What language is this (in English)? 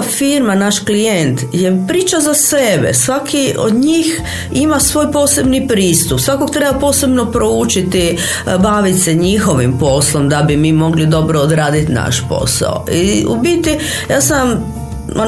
Croatian